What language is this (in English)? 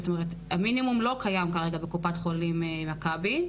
Hebrew